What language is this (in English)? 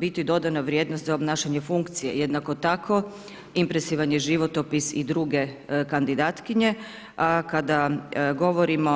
Croatian